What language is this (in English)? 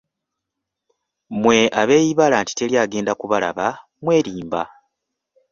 Ganda